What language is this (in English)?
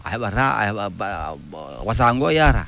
Fula